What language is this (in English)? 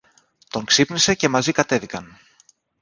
Greek